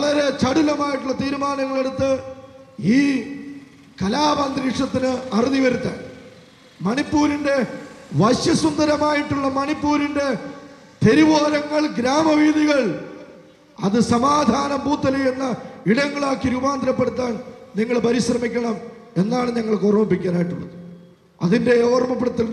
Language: Malayalam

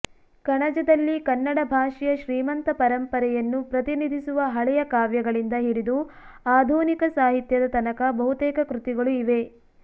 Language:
Kannada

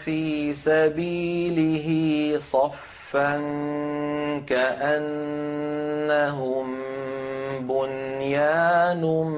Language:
Arabic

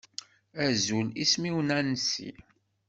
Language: Kabyle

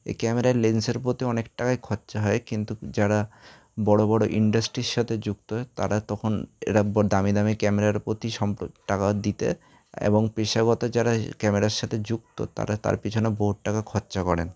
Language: Bangla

